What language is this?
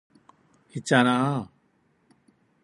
Korean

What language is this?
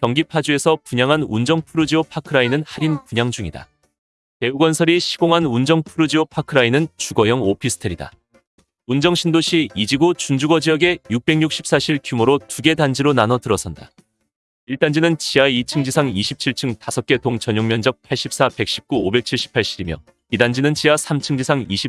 Korean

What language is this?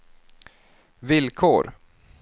Swedish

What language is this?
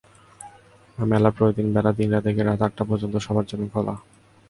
Bangla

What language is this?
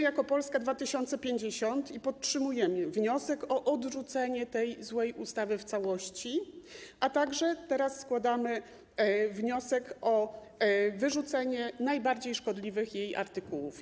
Polish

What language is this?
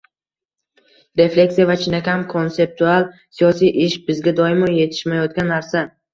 Uzbek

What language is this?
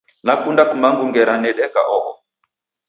Taita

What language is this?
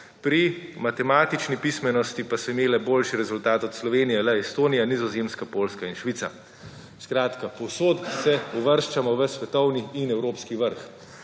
Slovenian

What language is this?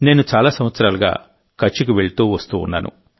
Telugu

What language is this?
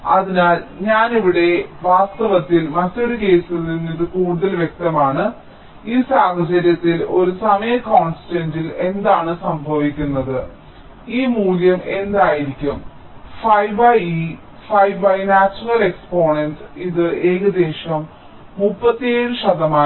Malayalam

